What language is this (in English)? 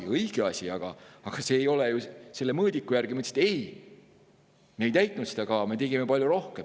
Estonian